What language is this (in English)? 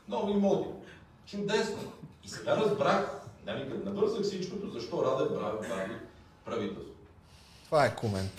Bulgarian